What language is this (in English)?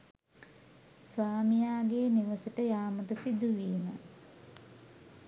Sinhala